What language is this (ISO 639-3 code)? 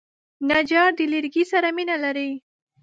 pus